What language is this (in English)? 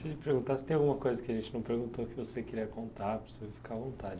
Portuguese